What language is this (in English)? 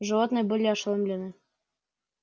Russian